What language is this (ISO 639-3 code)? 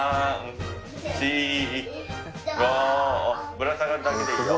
jpn